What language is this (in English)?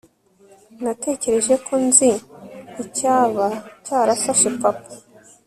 Kinyarwanda